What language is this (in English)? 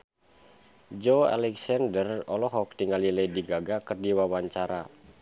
Sundanese